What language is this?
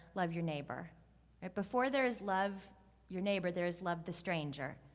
English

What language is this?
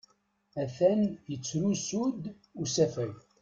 Kabyle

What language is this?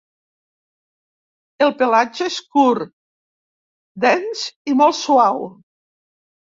Catalan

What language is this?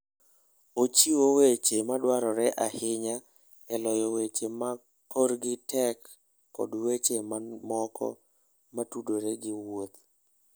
Luo (Kenya and Tanzania)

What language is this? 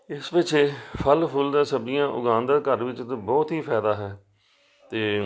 Punjabi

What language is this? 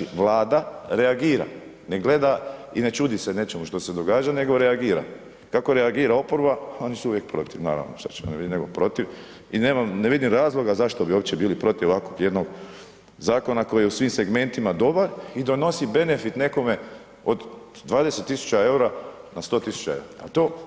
Croatian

